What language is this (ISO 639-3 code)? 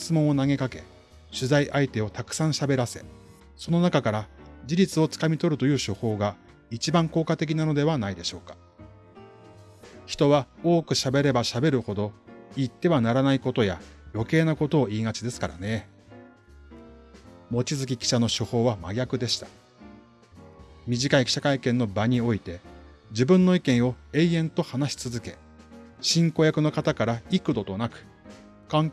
jpn